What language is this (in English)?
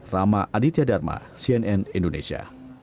Indonesian